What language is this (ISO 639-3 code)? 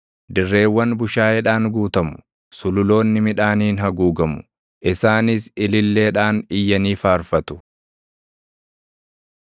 orm